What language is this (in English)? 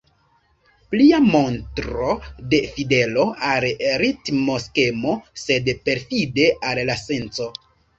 Esperanto